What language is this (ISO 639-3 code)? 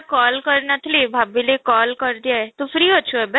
ori